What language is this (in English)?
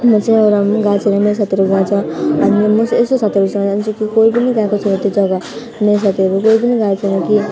Nepali